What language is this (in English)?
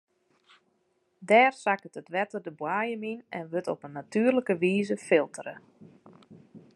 Western Frisian